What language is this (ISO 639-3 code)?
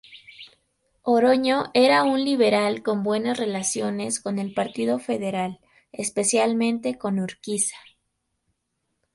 spa